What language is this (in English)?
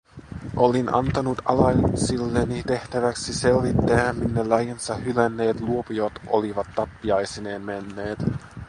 Finnish